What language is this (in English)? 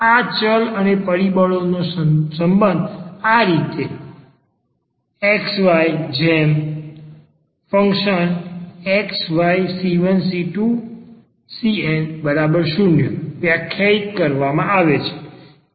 Gujarati